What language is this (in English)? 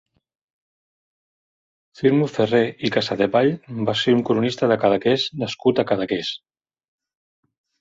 Catalan